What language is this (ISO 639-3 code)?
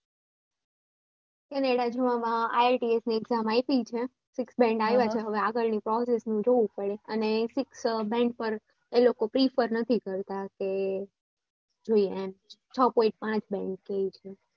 guj